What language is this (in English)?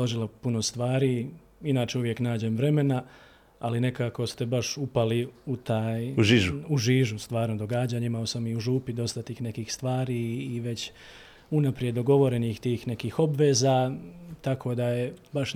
Croatian